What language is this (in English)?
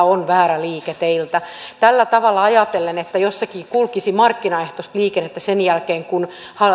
Finnish